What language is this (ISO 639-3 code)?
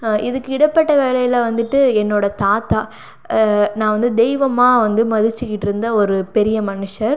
tam